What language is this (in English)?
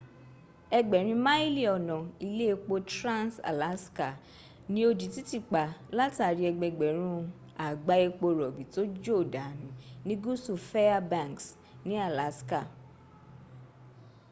Yoruba